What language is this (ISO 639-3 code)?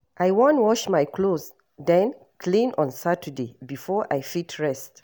pcm